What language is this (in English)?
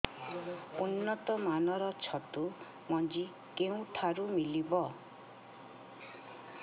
Odia